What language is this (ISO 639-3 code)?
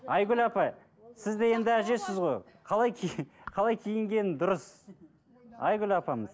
kaz